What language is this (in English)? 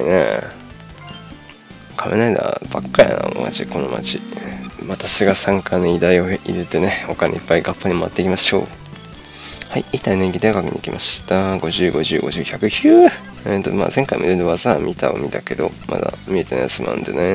Japanese